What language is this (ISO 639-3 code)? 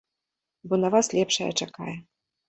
bel